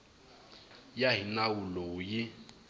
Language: Tsonga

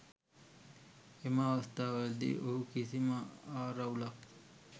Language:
Sinhala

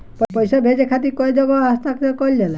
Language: Bhojpuri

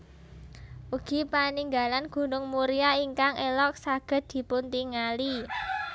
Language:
Javanese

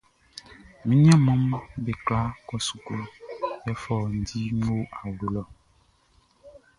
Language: Baoulé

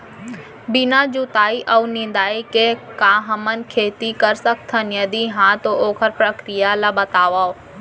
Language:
Chhattisgarhi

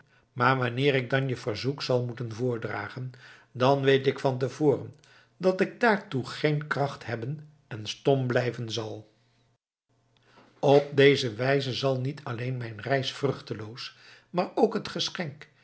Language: Dutch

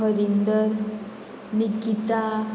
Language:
Konkani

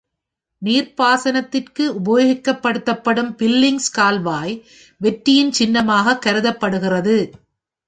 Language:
Tamil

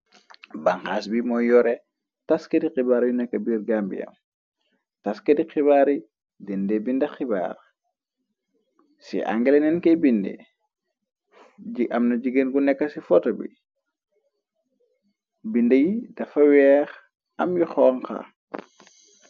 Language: Wolof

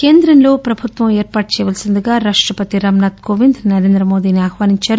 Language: Telugu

